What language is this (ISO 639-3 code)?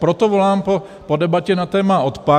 ces